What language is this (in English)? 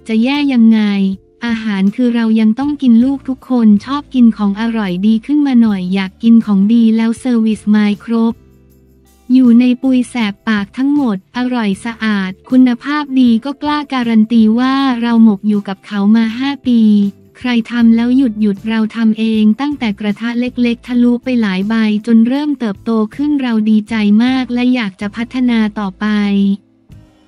Thai